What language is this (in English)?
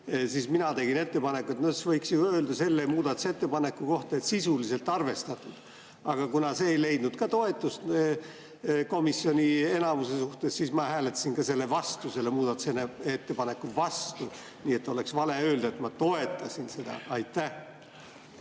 Estonian